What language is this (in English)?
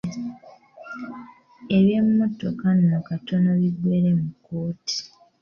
Ganda